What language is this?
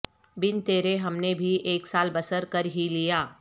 Urdu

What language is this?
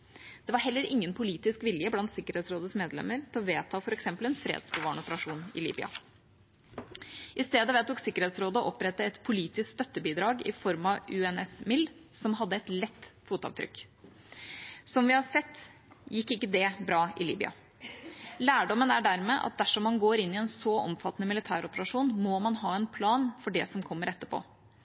Norwegian Bokmål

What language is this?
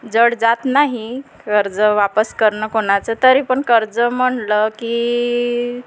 Marathi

